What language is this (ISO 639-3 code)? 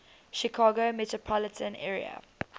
eng